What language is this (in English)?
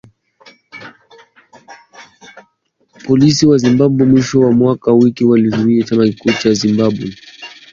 Swahili